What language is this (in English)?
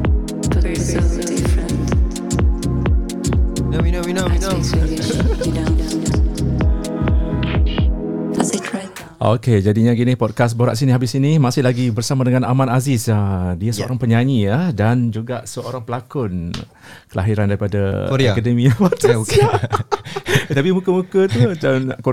Malay